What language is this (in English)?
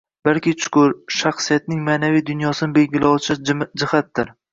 Uzbek